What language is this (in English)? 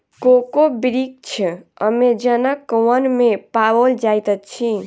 Maithili